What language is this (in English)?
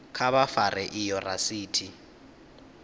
Venda